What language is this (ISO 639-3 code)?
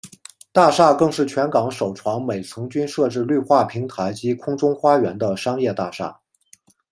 zho